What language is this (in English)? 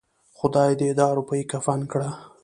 Pashto